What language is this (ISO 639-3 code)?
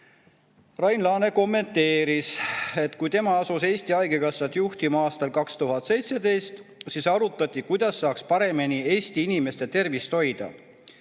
est